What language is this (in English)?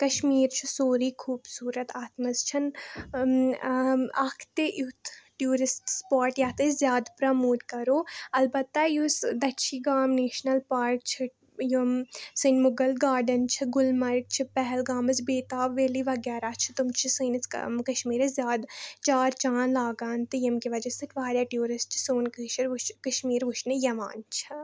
Kashmiri